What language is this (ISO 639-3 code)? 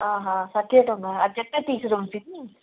ori